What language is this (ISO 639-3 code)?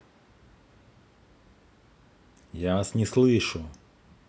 rus